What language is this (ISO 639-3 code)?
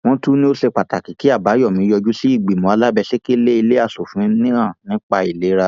yor